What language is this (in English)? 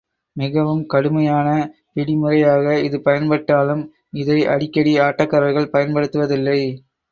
Tamil